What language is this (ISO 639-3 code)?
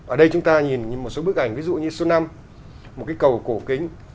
vie